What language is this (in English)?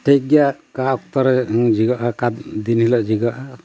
Santali